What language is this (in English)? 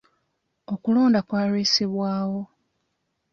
Ganda